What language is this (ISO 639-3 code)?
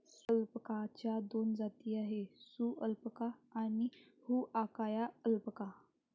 mar